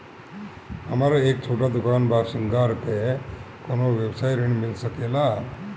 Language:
Bhojpuri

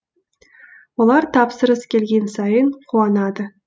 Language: Kazakh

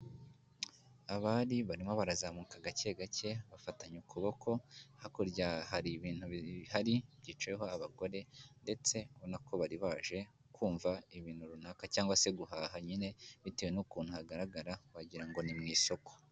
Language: Kinyarwanda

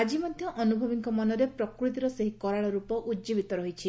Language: Odia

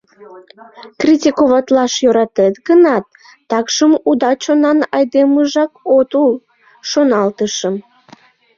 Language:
Mari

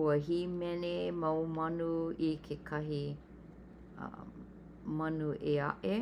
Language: Hawaiian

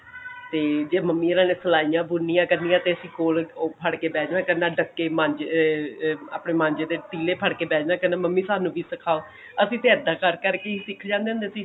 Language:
Punjabi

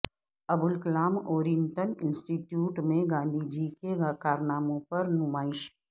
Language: Urdu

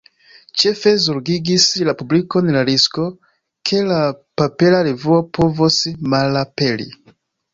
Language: Esperanto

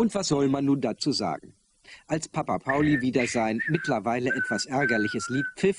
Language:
German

